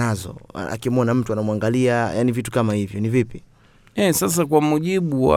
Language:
Swahili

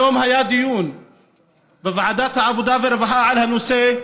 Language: Hebrew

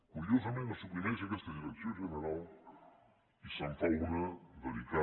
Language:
Catalan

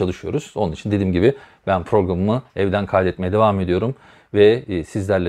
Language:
Turkish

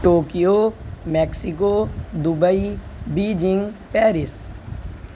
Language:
Urdu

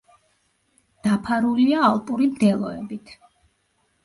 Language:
Georgian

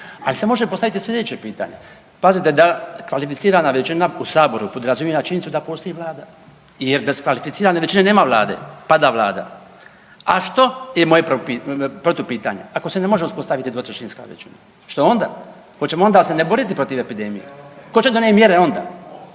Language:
Croatian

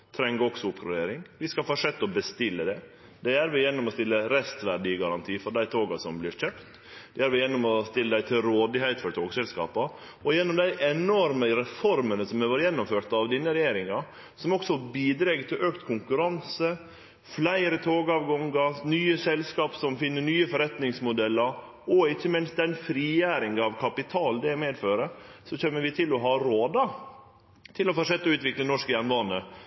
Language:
Norwegian Nynorsk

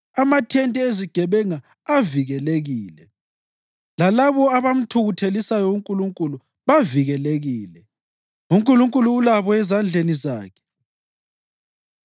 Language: North Ndebele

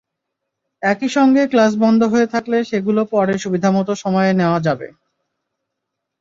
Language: Bangla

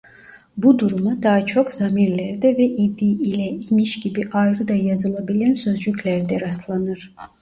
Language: Turkish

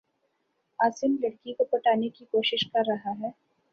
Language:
Urdu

